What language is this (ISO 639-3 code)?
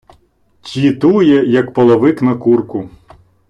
ukr